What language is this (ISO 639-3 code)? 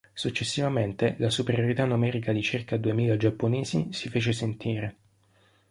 ita